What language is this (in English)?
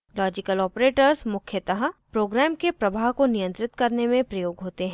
Hindi